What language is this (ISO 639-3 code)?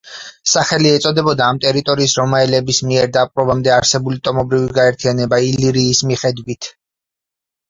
kat